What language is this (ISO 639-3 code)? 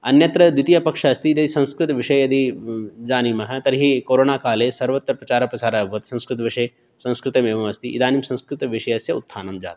san